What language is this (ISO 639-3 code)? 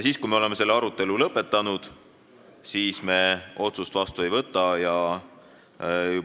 est